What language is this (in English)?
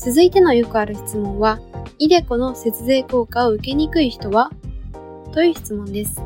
Japanese